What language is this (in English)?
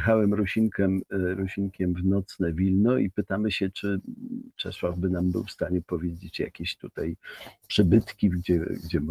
Polish